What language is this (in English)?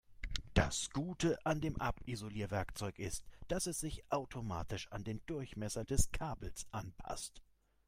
German